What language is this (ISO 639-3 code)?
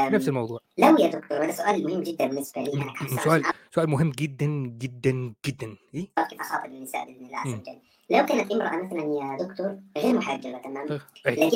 ara